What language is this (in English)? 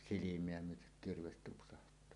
Finnish